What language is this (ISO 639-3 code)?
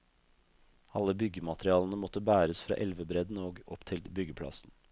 nor